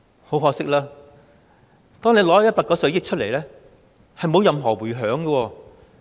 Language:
Cantonese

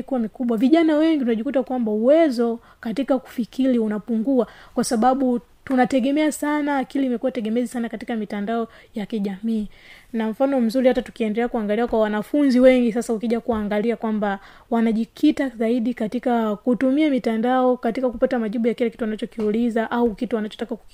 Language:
Swahili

